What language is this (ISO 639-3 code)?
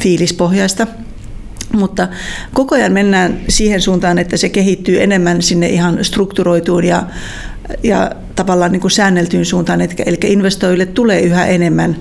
fin